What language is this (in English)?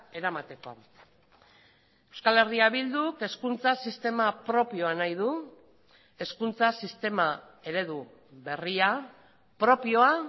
Basque